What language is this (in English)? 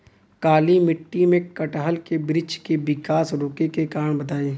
Bhojpuri